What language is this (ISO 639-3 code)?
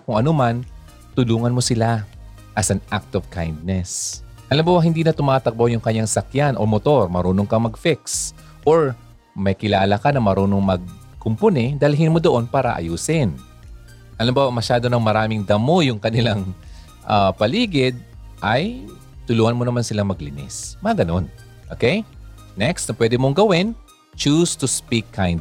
fil